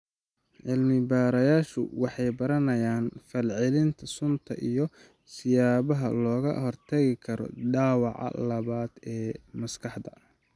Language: Somali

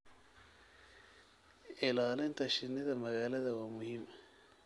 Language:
Somali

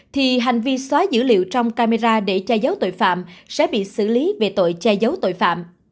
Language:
Vietnamese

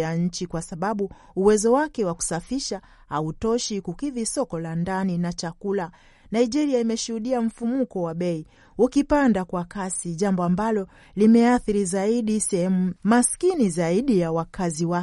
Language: Swahili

